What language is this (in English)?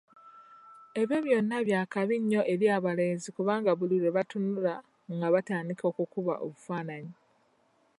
Ganda